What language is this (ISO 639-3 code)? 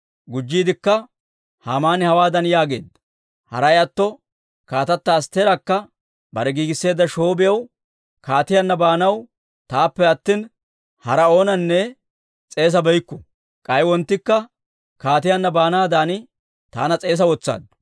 dwr